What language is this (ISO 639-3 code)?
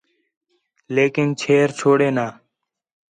xhe